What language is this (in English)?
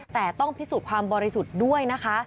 Thai